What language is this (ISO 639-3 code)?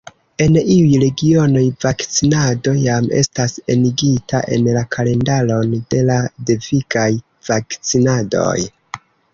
epo